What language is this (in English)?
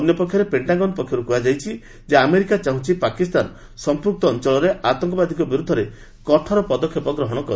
Odia